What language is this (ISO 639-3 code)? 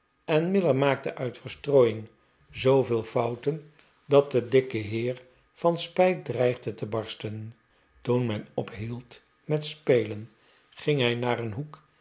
nld